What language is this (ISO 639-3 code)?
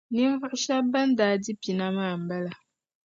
dag